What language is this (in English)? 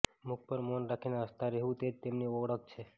Gujarati